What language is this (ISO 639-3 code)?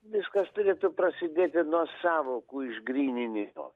lit